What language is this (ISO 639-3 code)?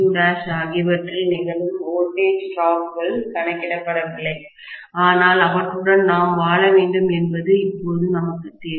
tam